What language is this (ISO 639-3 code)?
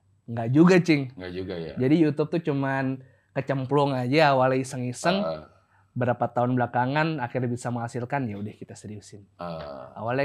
ind